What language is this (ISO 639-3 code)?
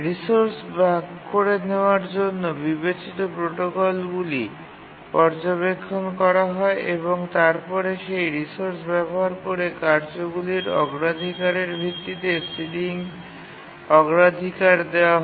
ben